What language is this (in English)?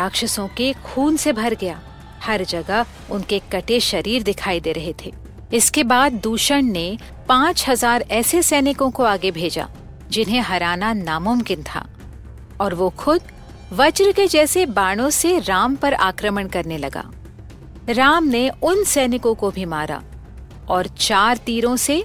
Hindi